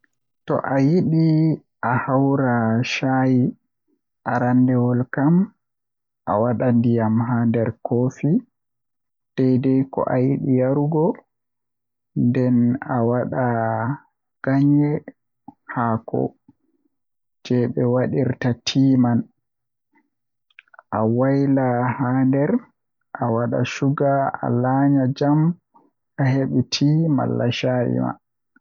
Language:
Western Niger Fulfulde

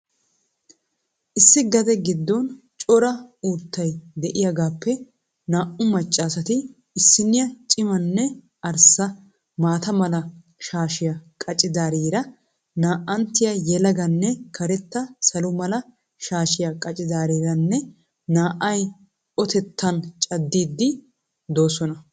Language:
Wolaytta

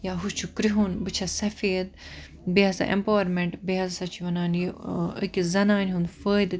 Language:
Kashmiri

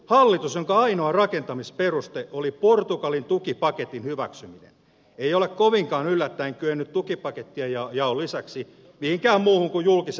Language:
Finnish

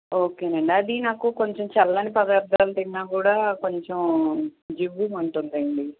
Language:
Telugu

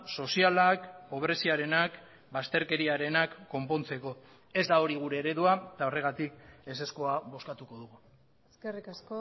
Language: Basque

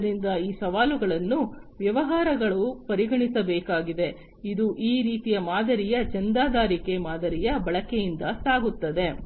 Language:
Kannada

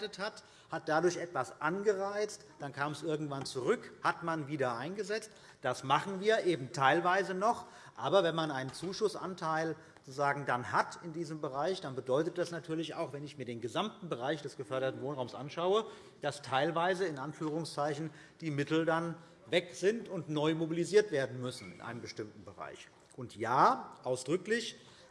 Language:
German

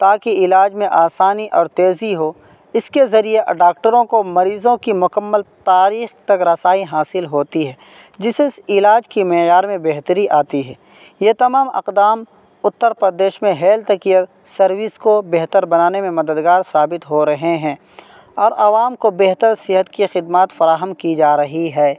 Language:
Urdu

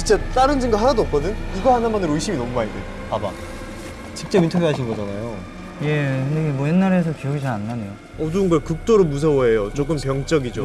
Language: Korean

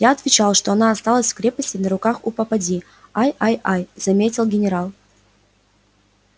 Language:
Russian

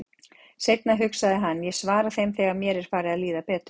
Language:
Icelandic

